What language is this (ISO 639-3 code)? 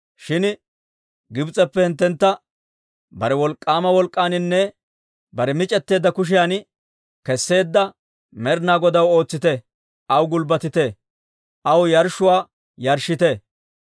dwr